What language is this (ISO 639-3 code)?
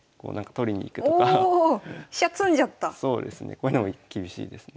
jpn